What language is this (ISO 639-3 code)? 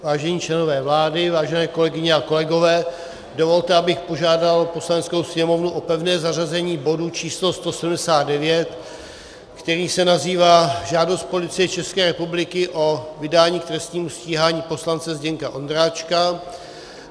ces